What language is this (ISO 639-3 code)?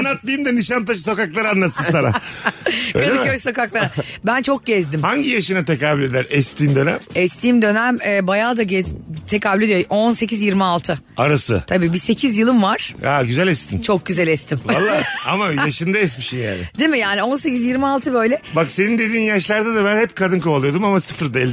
tur